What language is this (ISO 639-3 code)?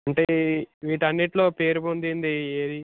tel